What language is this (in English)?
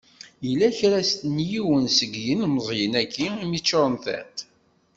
Kabyle